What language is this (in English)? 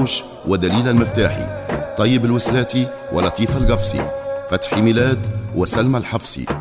Arabic